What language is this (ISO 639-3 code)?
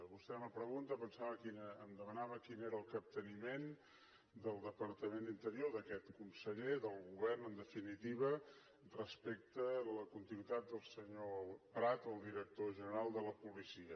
cat